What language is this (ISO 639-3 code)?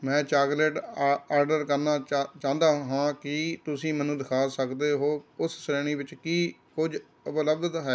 pan